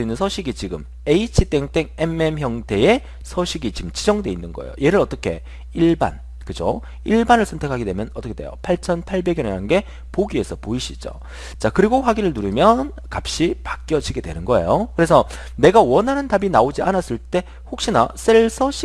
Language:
Korean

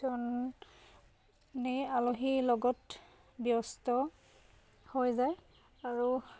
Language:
Assamese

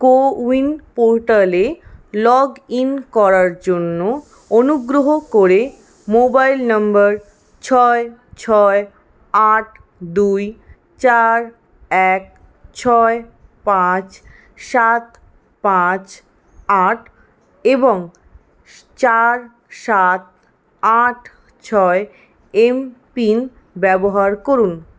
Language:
Bangla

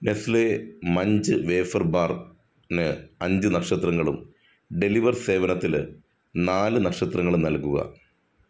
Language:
Malayalam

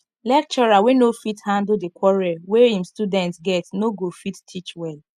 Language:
Nigerian Pidgin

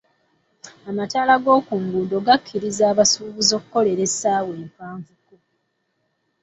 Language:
Ganda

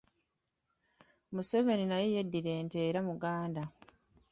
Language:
Ganda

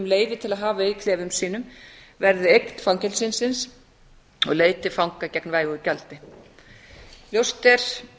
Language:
Icelandic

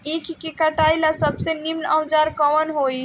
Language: Bhojpuri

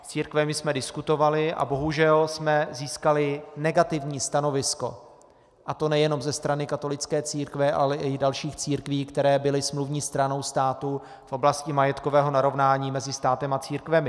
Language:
Czech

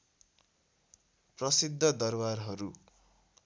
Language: Nepali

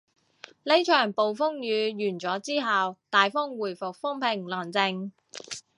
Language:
Cantonese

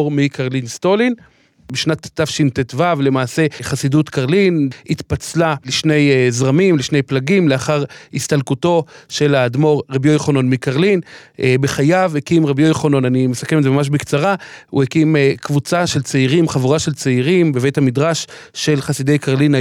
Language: Hebrew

